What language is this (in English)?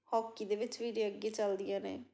Punjabi